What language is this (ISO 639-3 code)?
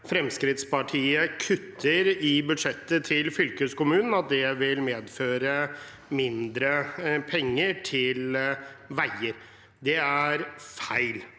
nor